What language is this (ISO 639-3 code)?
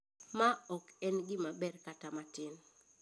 luo